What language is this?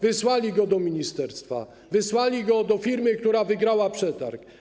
Polish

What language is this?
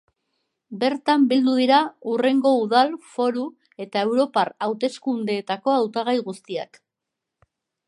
Basque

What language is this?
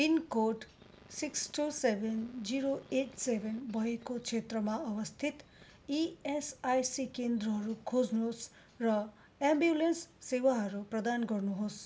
Nepali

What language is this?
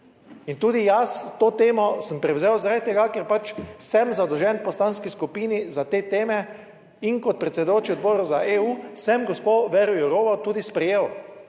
Slovenian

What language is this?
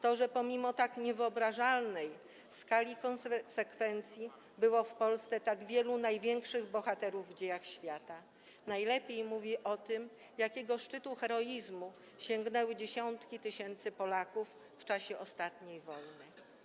Polish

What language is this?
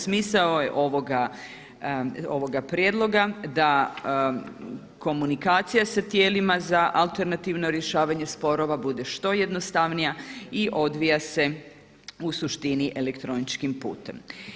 Croatian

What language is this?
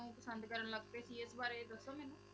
Punjabi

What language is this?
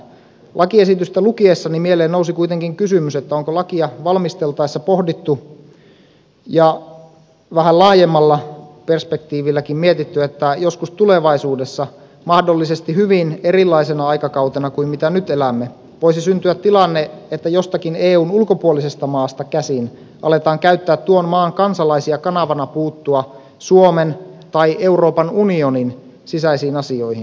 Finnish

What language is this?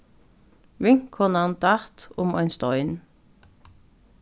Faroese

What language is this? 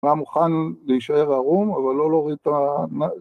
Hebrew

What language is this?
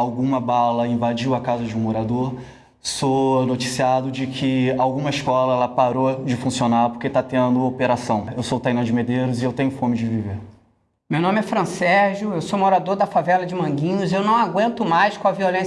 Portuguese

